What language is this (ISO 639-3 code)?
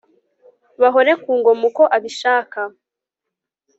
kin